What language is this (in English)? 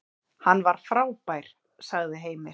Icelandic